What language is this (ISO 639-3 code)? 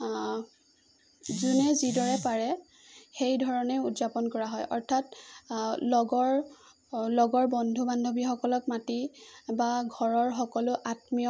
asm